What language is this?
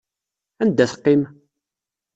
Kabyle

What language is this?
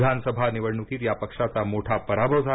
Marathi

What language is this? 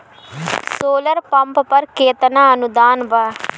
Bhojpuri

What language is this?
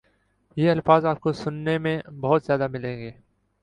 Urdu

